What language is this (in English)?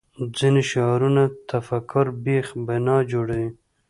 Pashto